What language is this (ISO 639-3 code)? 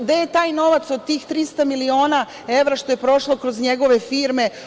srp